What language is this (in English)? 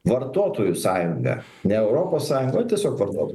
Lithuanian